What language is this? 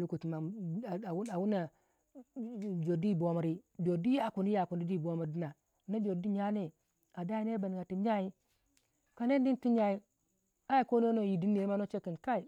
Waja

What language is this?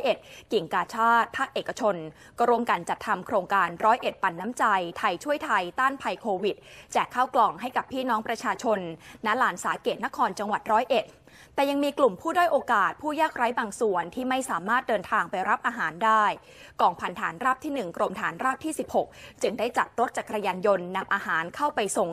Thai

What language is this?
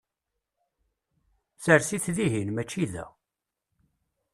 Kabyle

